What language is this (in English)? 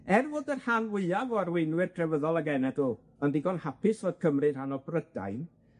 Welsh